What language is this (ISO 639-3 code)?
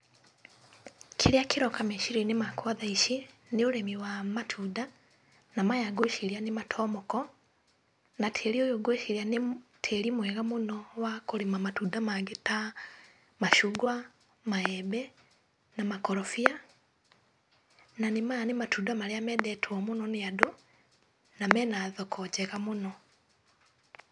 kik